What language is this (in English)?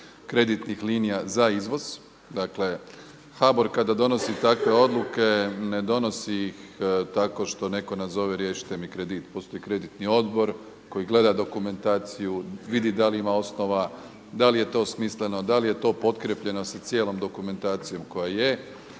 Croatian